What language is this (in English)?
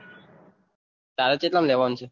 Gujarati